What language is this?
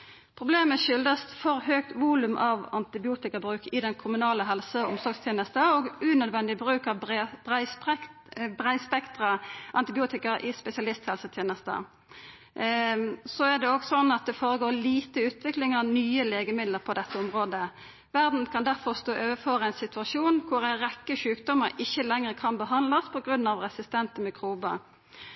Norwegian Nynorsk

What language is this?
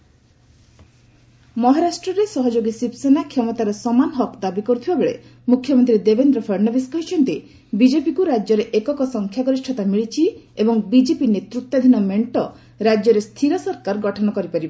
Odia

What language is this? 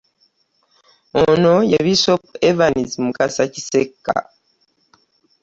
Ganda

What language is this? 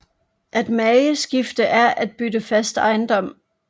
Danish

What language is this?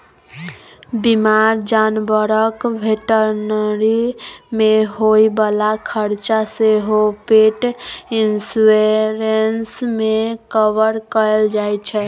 Maithili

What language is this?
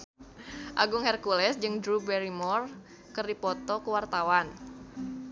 Sundanese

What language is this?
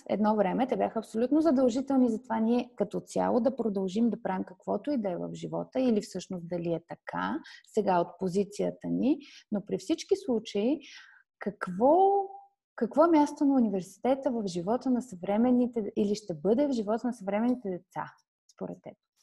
Bulgarian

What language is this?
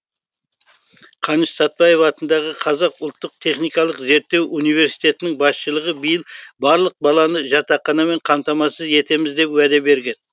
Kazakh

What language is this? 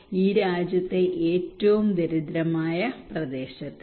Malayalam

